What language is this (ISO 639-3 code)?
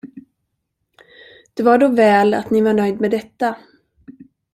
swe